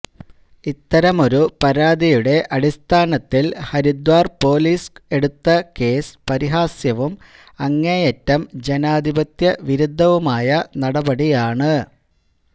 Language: Malayalam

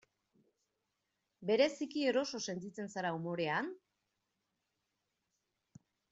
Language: Basque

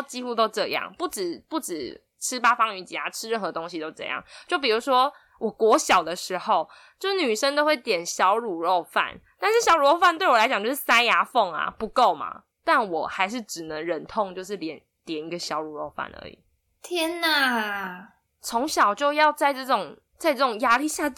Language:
Chinese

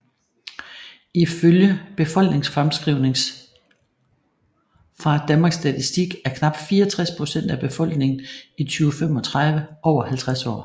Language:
Danish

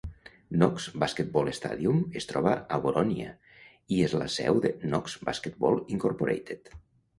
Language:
Catalan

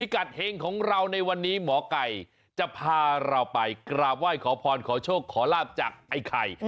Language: Thai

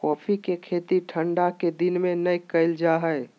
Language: Magahi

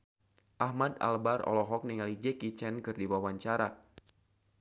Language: Sundanese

